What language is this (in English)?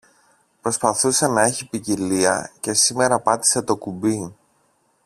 Greek